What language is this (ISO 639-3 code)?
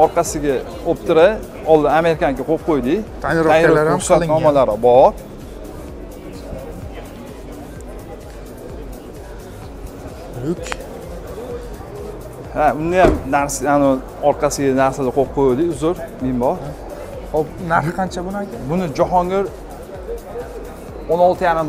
tur